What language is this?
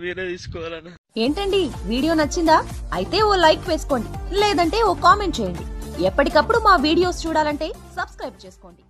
Telugu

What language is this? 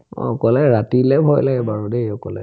Assamese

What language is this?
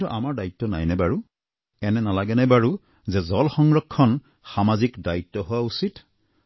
Assamese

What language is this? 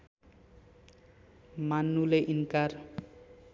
Nepali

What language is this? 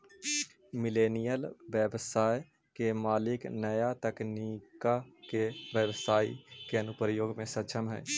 Magahi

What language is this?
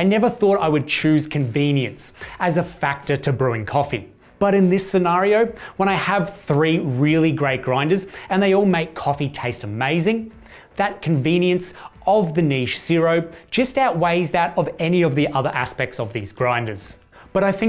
English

